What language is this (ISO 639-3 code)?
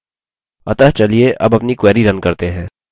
hin